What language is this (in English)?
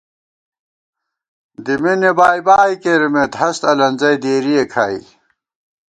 Gawar-Bati